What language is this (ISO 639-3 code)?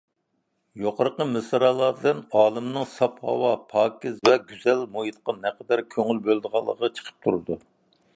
uig